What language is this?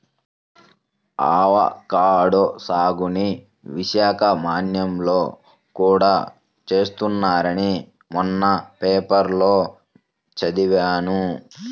Telugu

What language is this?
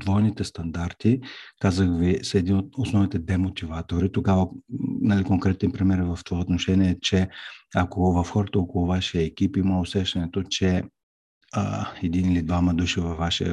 Bulgarian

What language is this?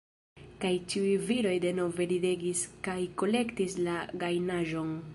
Esperanto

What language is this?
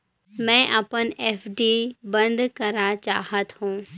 Chhattisgarhi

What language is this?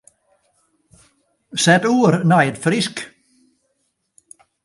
Western Frisian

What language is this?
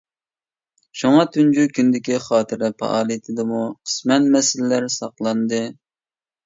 Uyghur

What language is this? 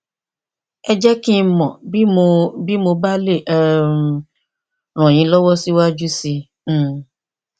Yoruba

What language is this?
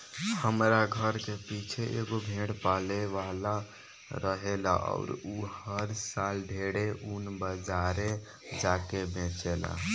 Bhojpuri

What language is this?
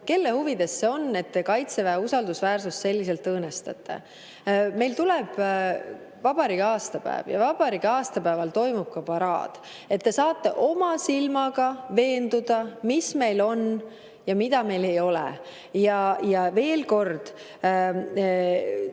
Estonian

